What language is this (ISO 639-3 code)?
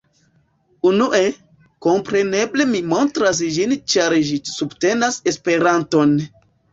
epo